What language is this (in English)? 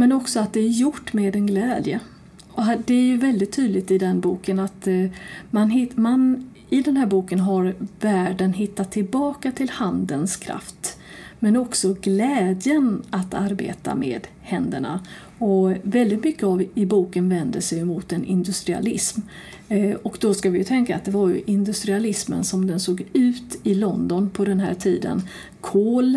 Swedish